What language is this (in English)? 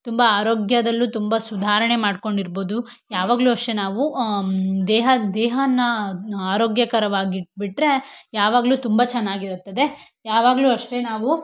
Kannada